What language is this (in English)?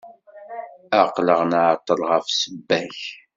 Kabyle